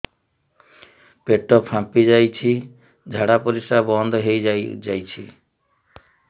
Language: Odia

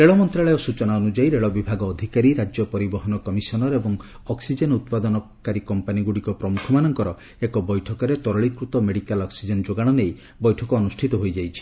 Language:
Odia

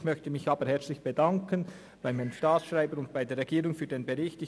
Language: Swiss German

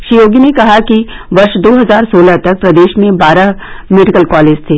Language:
Hindi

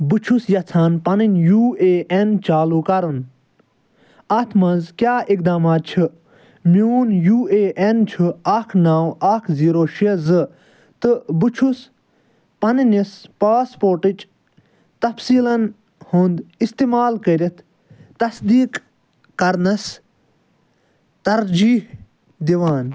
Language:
Kashmiri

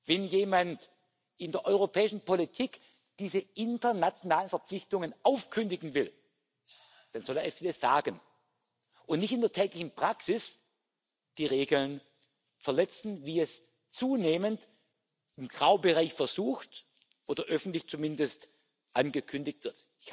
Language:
German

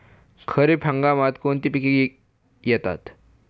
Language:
Marathi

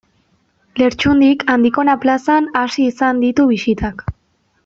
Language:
Basque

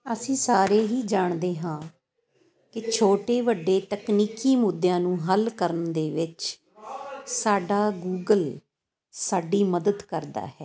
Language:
Punjabi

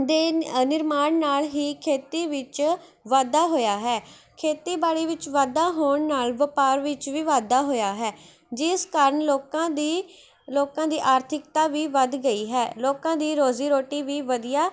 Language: Punjabi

